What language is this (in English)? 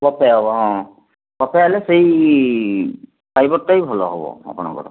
Odia